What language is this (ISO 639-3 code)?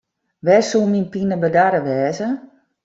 fry